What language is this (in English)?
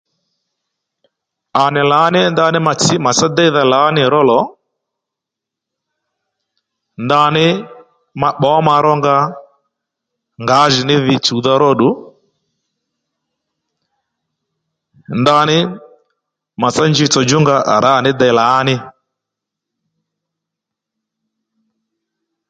Lendu